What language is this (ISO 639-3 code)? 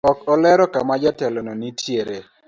luo